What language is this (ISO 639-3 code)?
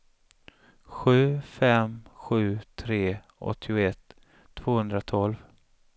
swe